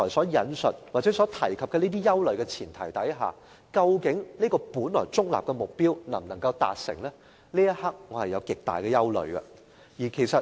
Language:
Cantonese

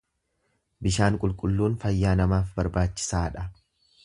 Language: Oromo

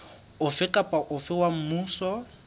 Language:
Southern Sotho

